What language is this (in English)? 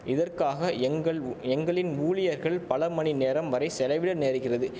Tamil